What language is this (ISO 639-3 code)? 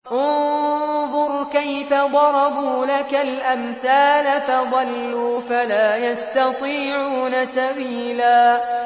ara